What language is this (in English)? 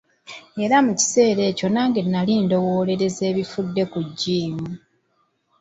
Ganda